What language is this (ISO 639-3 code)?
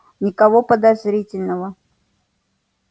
rus